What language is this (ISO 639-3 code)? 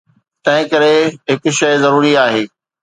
snd